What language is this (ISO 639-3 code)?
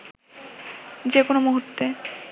ben